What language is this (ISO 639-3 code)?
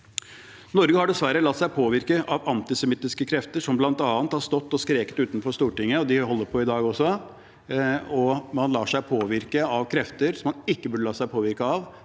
nor